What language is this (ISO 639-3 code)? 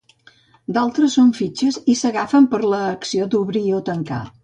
cat